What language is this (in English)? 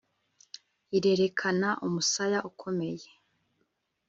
Kinyarwanda